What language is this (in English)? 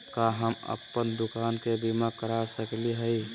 Magahi